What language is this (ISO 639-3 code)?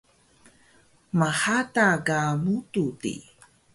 trv